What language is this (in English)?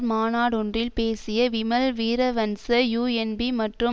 Tamil